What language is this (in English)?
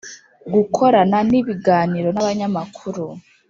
Kinyarwanda